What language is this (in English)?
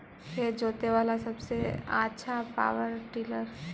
Magahi